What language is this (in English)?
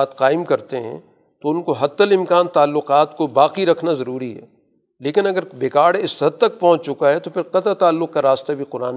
Urdu